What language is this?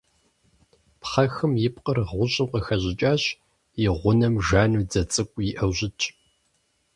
Kabardian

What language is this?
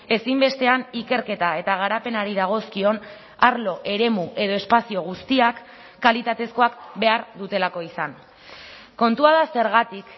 Basque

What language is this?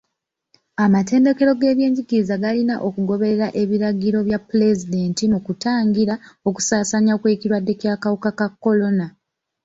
Ganda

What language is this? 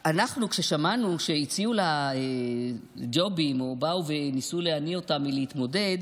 Hebrew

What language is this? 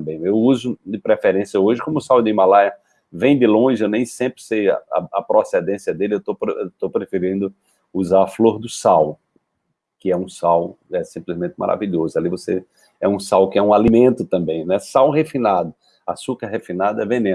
Portuguese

